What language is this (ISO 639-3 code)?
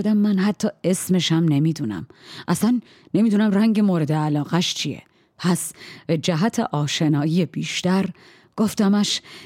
fas